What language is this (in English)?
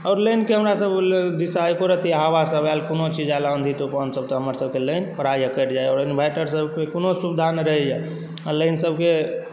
Maithili